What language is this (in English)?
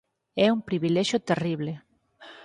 Galician